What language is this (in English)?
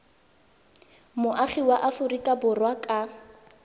Tswana